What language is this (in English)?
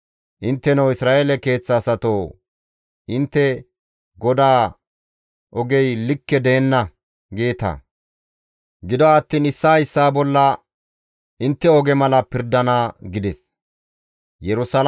Gamo